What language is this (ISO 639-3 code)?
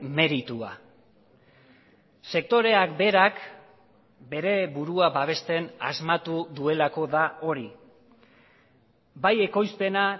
eus